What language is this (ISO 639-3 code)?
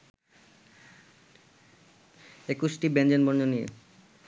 ben